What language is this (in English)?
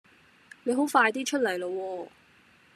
Cantonese